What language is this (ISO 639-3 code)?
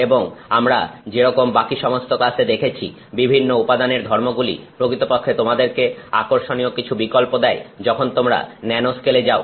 ben